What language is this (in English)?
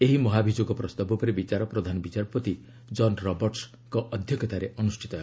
Odia